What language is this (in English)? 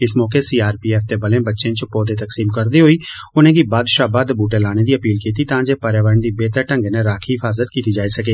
Dogri